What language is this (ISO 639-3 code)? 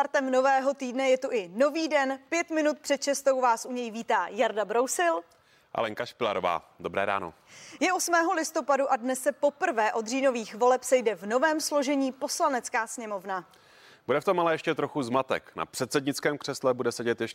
ces